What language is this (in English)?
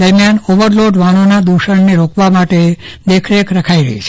Gujarati